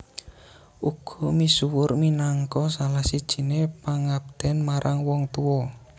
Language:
Javanese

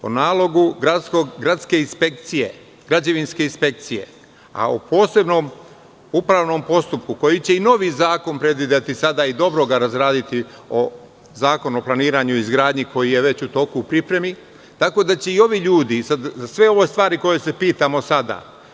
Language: Serbian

